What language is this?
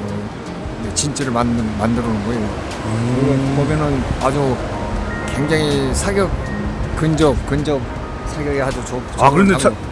Korean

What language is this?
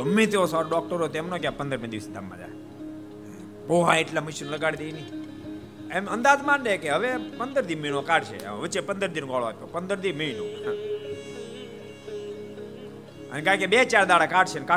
Gujarati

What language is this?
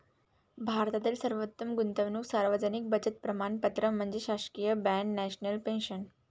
Marathi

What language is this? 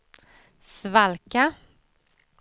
Swedish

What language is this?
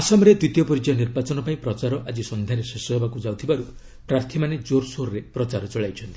Odia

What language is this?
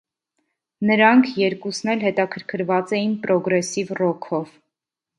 Armenian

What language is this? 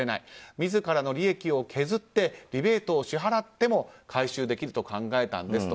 Japanese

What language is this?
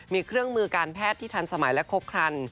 Thai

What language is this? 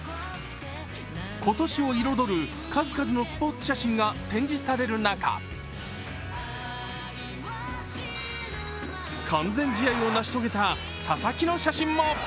Japanese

